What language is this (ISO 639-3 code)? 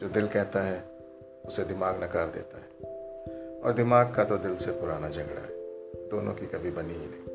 hin